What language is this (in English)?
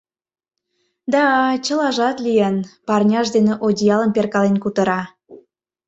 Mari